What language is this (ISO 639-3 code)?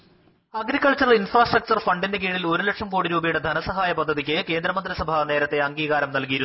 mal